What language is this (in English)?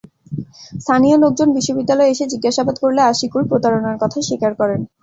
Bangla